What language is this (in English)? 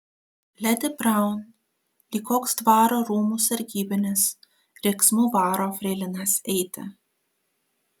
Lithuanian